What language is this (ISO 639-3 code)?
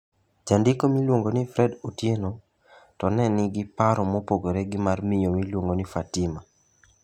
luo